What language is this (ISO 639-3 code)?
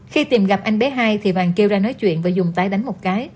vie